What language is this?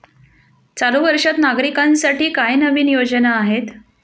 Marathi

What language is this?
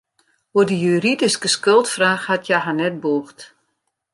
Western Frisian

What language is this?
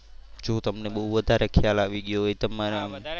Gujarati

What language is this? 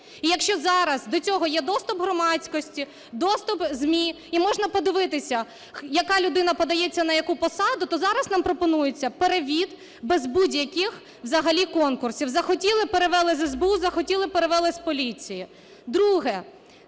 Ukrainian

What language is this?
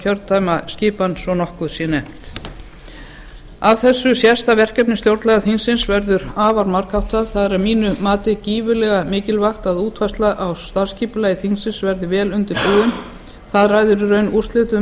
Icelandic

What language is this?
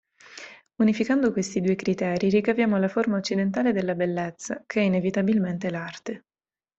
Italian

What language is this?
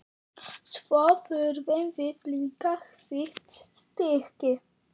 Icelandic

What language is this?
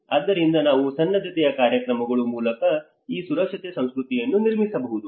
Kannada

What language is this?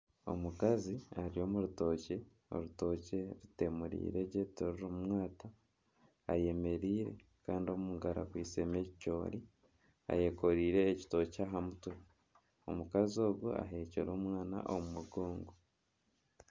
Nyankole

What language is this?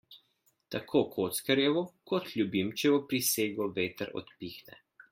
Slovenian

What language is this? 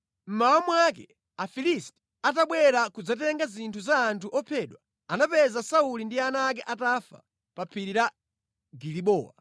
Nyanja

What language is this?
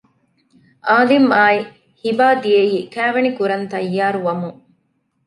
Divehi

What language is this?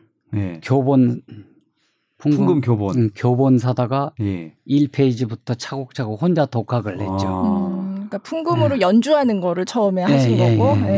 Korean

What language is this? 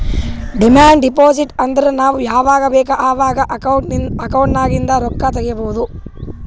Kannada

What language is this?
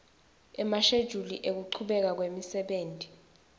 Swati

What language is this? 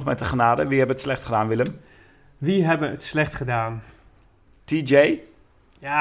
Dutch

